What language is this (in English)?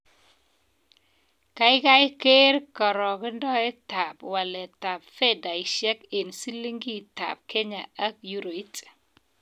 Kalenjin